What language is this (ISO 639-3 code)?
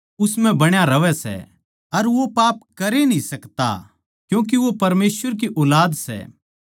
bgc